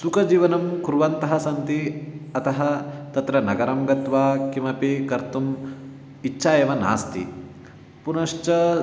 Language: Sanskrit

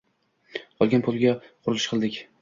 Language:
Uzbek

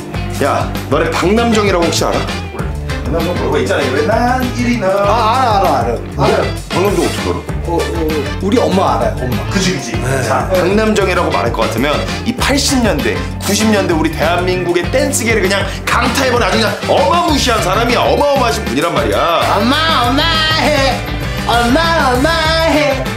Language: Korean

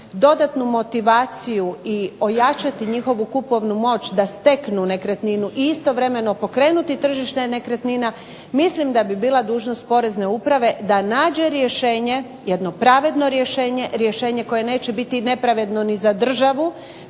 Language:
Croatian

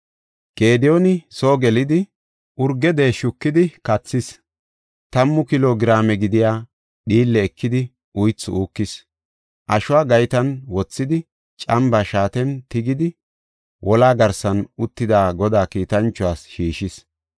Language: Gofa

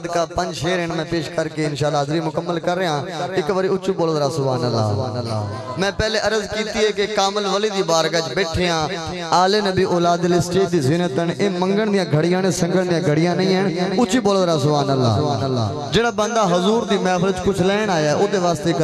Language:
Arabic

